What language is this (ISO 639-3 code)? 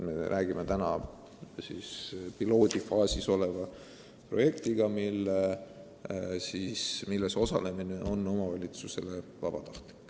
est